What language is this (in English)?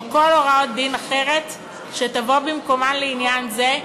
Hebrew